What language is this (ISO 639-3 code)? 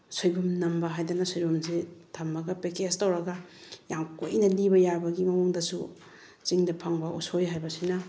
mni